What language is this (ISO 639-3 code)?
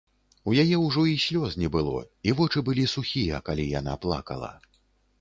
bel